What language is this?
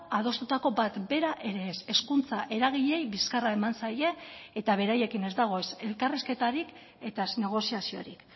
Basque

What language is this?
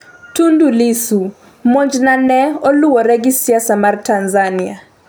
Luo (Kenya and Tanzania)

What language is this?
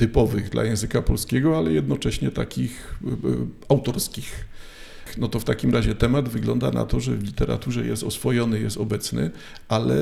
Polish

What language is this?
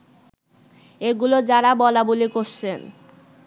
Bangla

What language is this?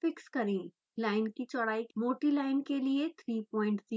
Hindi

